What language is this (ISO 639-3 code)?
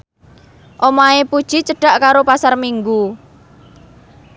jav